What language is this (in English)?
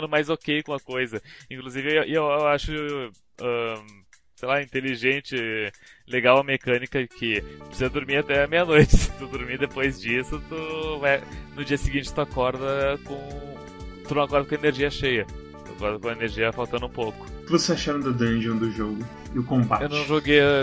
Portuguese